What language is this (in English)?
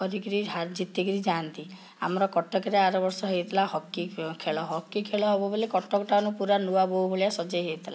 Odia